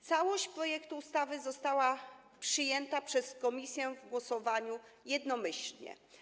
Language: Polish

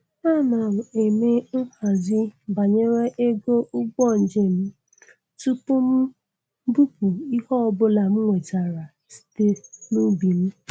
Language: Igbo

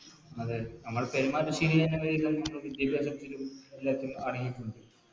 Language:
Malayalam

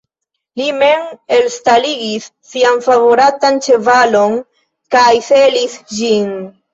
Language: Esperanto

